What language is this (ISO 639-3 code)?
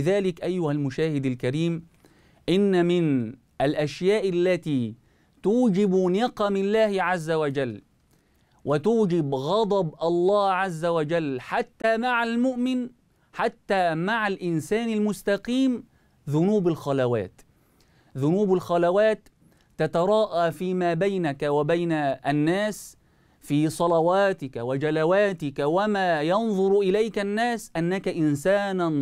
ara